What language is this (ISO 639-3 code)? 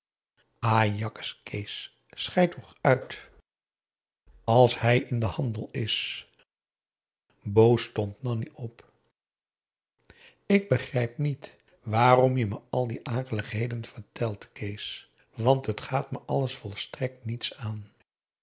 nld